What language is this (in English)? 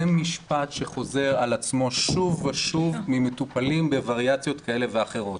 Hebrew